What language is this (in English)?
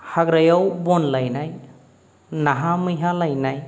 Bodo